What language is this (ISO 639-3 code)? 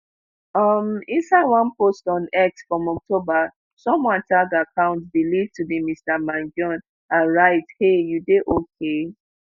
pcm